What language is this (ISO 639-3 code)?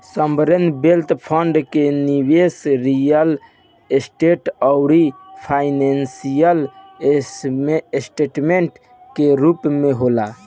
bho